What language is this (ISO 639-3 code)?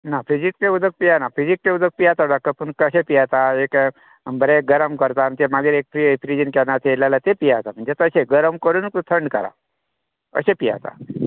kok